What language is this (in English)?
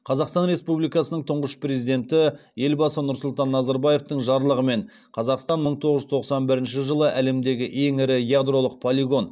Kazakh